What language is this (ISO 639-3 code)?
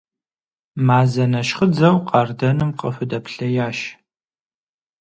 kbd